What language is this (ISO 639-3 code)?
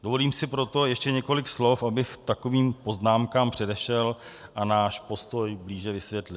ces